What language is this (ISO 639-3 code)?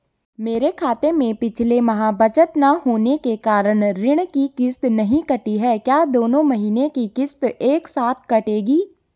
hin